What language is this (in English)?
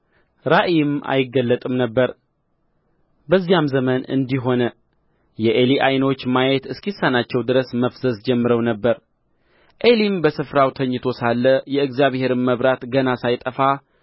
Amharic